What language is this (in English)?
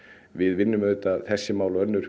Icelandic